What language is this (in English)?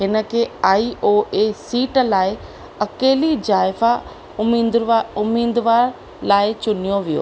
Sindhi